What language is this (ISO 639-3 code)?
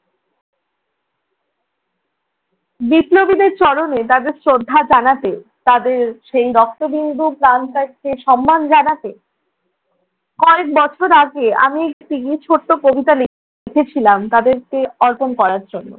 ben